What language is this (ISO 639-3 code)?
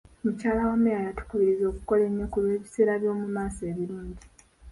lug